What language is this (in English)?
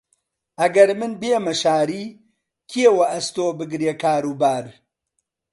Central Kurdish